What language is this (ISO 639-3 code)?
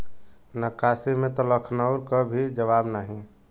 bho